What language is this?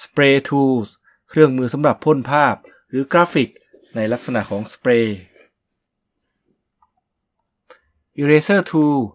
Thai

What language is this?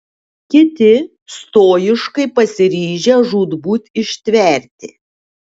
Lithuanian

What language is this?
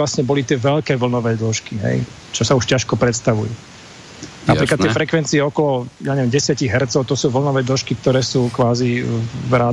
Slovak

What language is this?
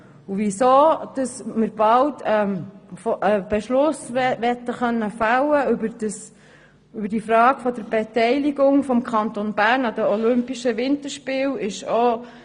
Swiss German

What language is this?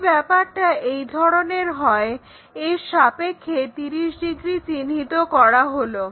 Bangla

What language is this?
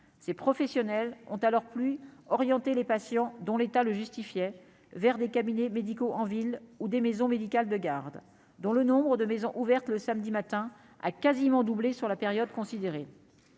French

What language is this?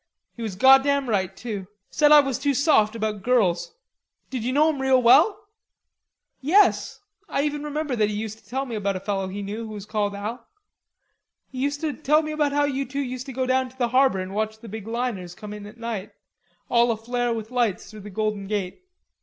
English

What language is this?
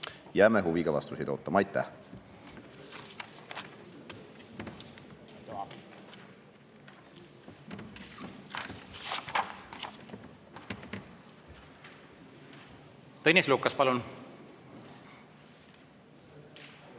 Estonian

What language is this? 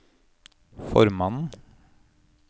Norwegian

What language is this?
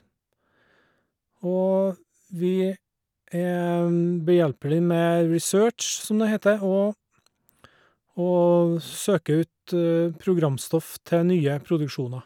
Norwegian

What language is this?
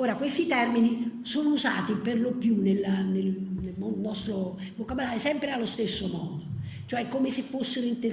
Italian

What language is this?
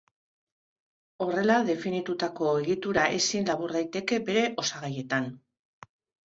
Basque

